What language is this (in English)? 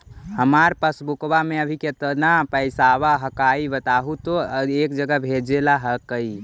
Magahi